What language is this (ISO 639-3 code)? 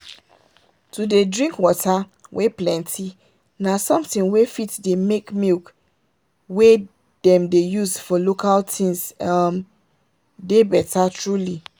pcm